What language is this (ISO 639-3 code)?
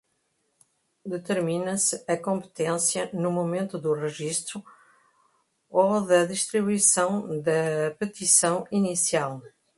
por